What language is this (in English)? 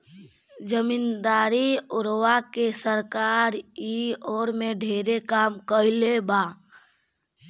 Bhojpuri